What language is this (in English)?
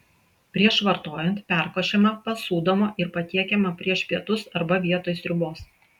Lithuanian